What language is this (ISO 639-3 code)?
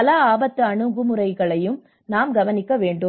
tam